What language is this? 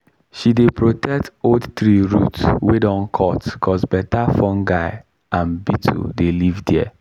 Nigerian Pidgin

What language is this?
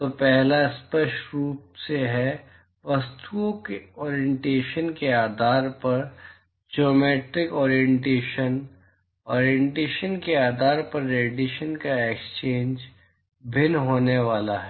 Hindi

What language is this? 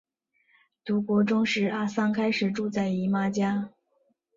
Chinese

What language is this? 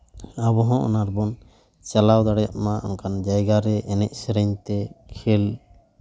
Santali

